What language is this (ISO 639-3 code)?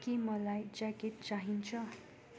nep